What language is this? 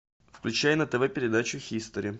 Russian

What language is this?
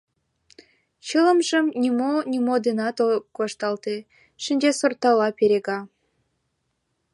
Mari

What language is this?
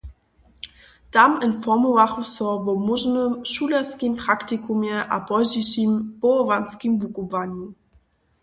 Upper Sorbian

